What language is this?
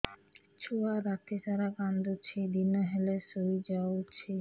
Odia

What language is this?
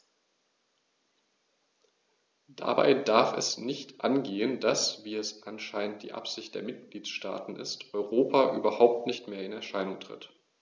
German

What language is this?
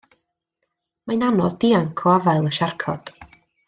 Welsh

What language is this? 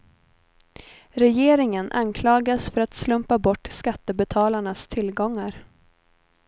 Swedish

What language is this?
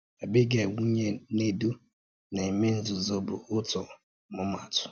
Igbo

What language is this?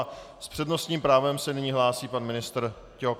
Czech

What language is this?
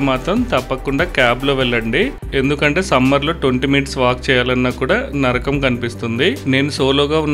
Telugu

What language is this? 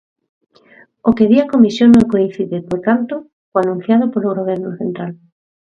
Galician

